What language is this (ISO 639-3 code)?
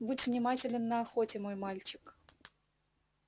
rus